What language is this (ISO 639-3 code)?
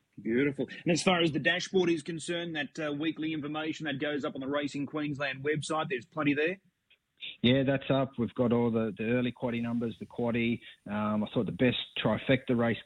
eng